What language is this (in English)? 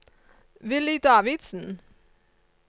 Norwegian